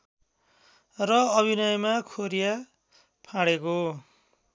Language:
Nepali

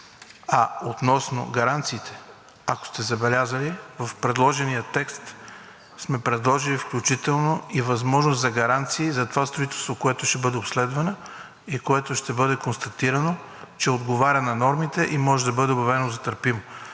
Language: Bulgarian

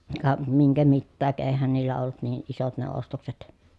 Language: Finnish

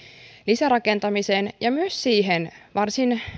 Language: Finnish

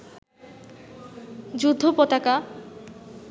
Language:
Bangla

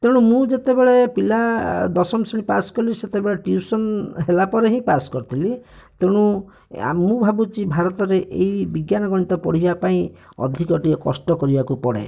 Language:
Odia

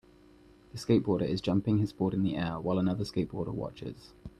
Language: English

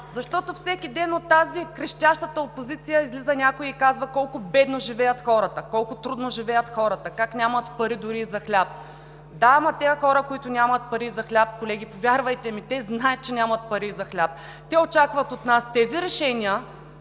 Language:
Bulgarian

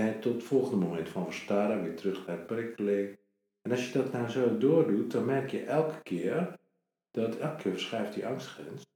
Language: Dutch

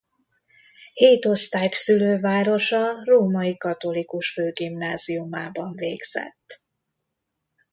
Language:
Hungarian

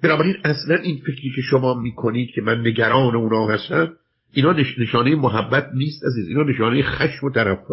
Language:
Persian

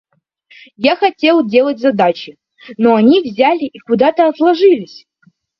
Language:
Russian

